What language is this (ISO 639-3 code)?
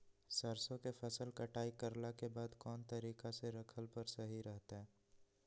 mag